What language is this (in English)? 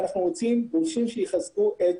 Hebrew